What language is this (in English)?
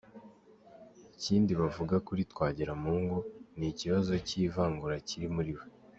Kinyarwanda